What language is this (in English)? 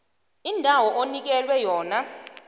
South Ndebele